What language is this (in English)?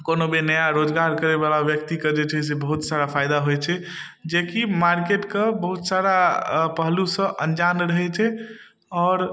Maithili